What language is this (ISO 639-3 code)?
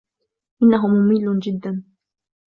ara